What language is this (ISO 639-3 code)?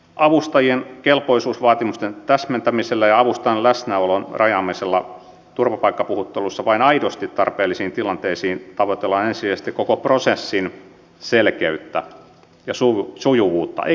fin